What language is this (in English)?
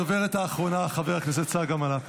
Hebrew